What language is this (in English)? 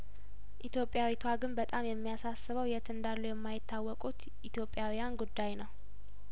Amharic